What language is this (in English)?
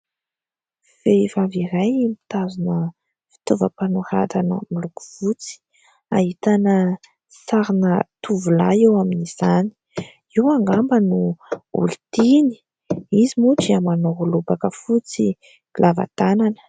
Malagasy